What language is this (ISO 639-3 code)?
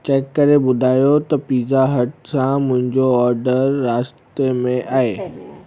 snd